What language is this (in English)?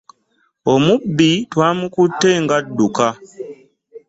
Ganda